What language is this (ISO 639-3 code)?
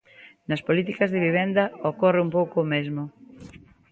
glg